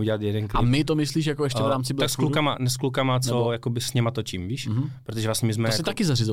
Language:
Czech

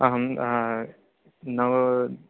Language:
Sanskrit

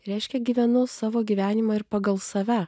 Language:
Lithuanian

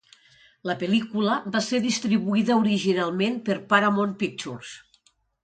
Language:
Catalan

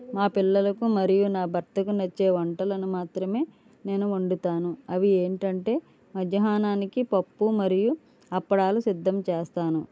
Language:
Telugu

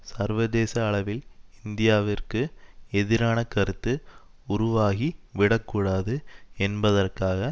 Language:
Tamil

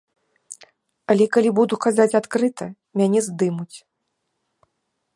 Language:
Belarusian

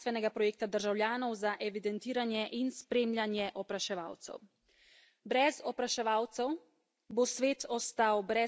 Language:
Slovenian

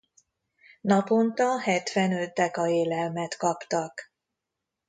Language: Hungarian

